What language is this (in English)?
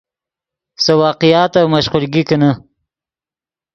Yidgha